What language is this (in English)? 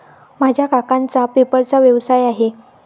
Marathi